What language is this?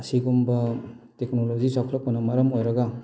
Manipuri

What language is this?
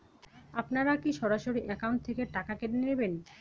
Bangla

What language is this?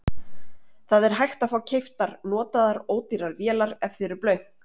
Icelandic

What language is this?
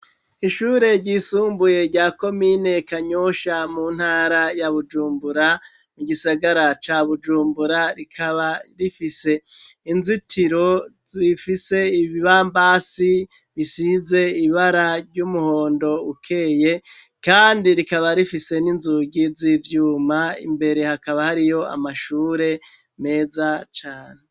Rundi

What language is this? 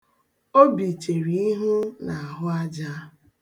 Igbo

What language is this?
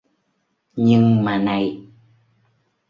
Vietnamese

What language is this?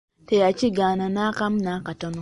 Ganda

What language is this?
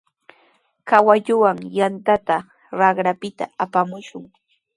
Sihuas Ancash Quechua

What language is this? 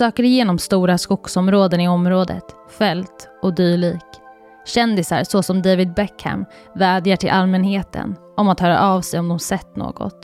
Swedish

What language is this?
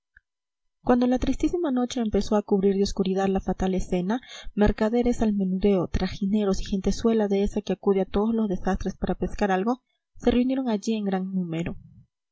Spanish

